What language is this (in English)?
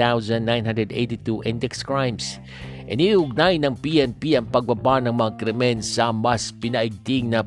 Filipino